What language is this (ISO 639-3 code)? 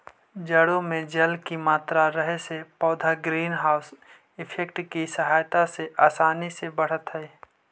mag